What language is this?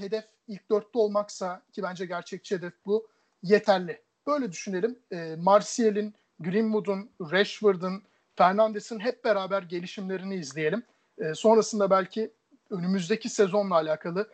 Turkish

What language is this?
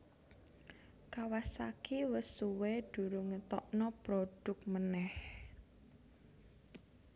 Javanese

